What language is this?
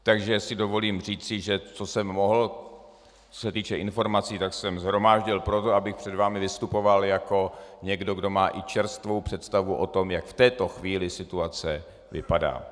Czech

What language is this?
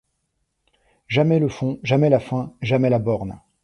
French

